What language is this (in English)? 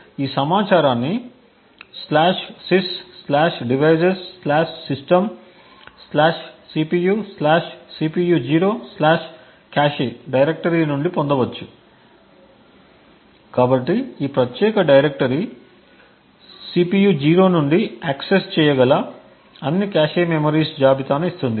Telugu